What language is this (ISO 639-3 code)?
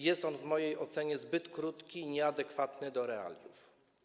pol